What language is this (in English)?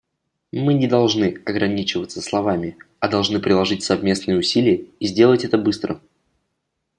Russian